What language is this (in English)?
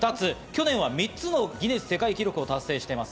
Japanese